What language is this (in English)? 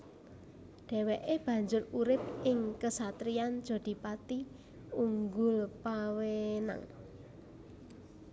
Javanese